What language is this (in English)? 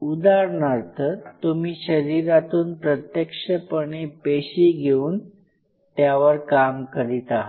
Marathi